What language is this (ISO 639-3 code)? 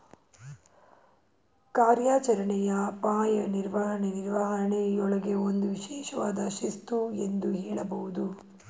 kan